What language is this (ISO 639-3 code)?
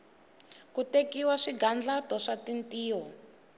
tso